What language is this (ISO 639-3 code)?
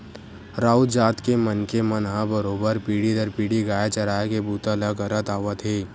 hne